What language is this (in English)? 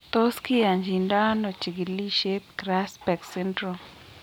Kalenjin